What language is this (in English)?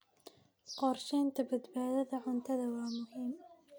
Somali